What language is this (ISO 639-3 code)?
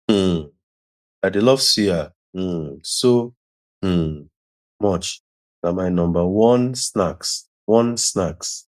pcm